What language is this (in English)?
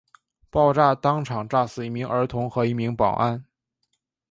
Chinese